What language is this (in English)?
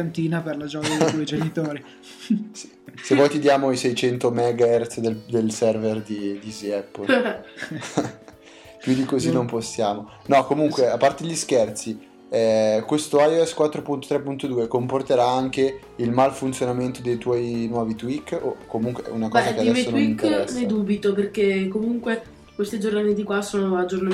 Italian